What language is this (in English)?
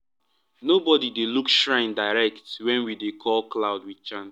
Nigerian Pidgin